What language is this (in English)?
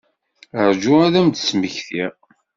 Kabyle